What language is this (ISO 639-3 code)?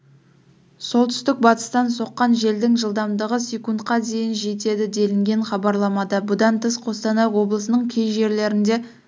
kaz